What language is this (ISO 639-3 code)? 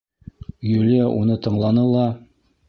bak